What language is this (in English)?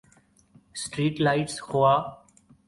Urdu